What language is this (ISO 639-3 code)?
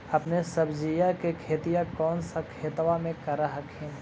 mag